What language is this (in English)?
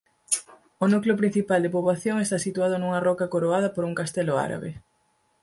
Galician